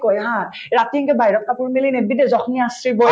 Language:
Assamese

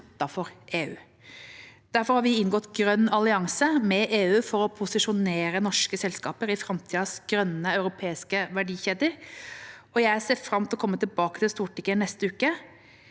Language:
Norwegian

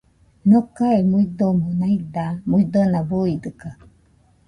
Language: Nüpode Huitoto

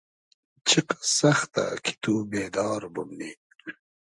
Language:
Hazaragi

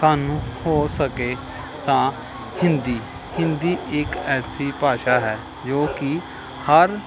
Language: Punjabi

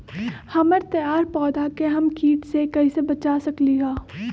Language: Magahi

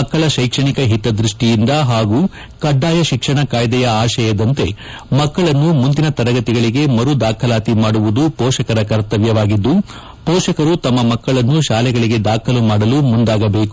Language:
Kannada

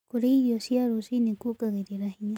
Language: Kikuyu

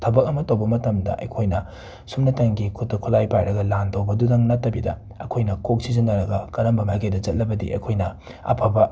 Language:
Manipuri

